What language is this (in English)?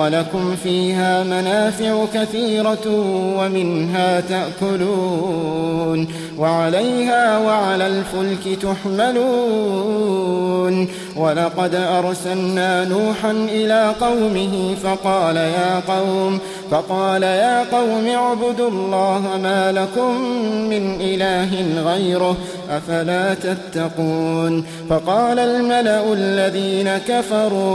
Arabic